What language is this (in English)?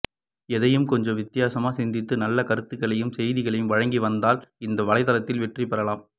Tamil